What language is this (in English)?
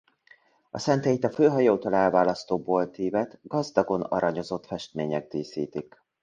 Hungarian